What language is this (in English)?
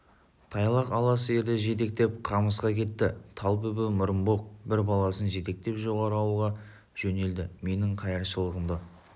Kazakh